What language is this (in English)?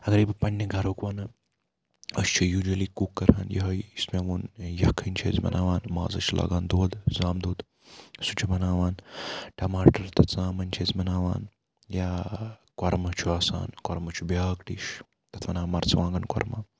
Kashmiri